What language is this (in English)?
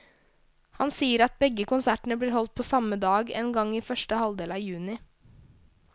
Norwegian